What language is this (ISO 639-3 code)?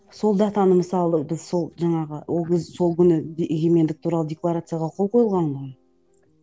kaz